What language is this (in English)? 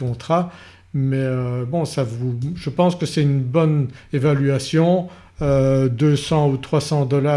French